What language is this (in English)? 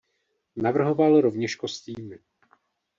Czech